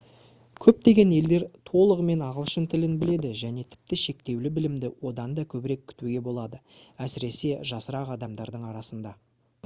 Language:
Kazakh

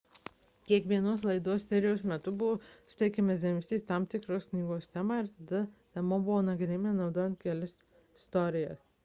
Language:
Lithuanian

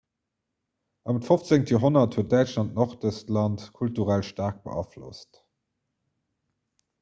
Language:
Luxembourgish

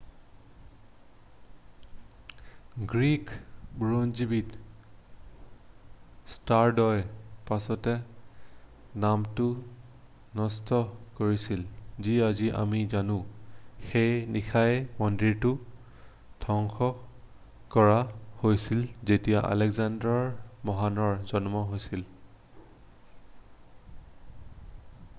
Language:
Assamese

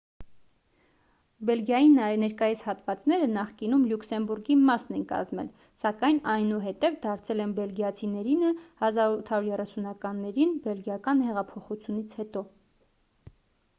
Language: Armenian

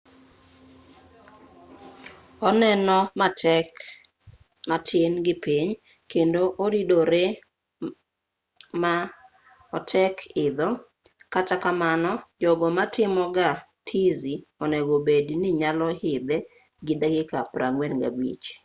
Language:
Luo (Kenya and Tanzania)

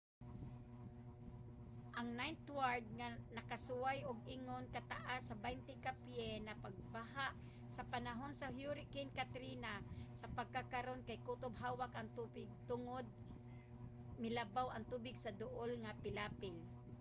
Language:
Cebuano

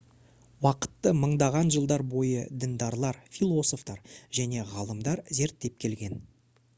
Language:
Kazakh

